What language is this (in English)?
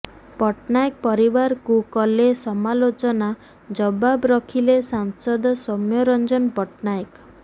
Odia